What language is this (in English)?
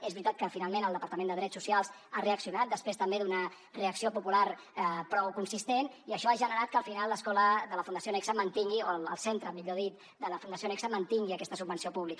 Catalan